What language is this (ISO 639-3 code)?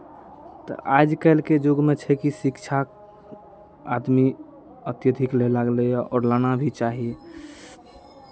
mai